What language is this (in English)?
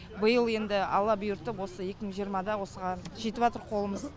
Kazakh